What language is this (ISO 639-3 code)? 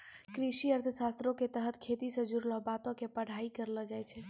mai